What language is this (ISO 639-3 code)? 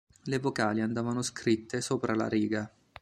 ita